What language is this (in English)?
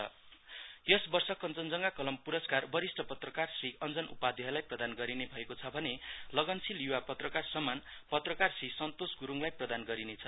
Nepali